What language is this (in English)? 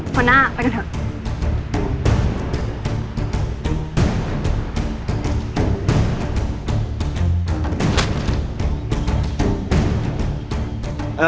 Thai